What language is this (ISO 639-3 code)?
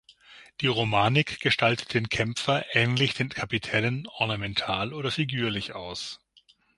deu